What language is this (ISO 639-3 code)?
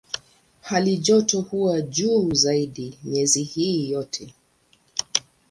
swa